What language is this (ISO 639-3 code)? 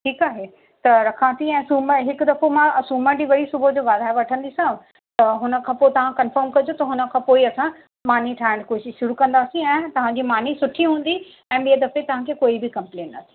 snd